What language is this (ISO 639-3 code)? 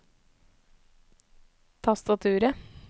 nor